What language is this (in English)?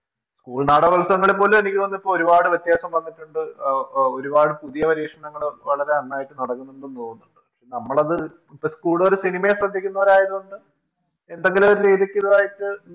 Malayalam